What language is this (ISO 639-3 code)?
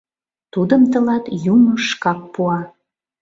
chm